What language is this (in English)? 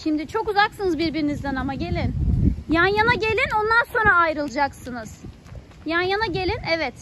Turkish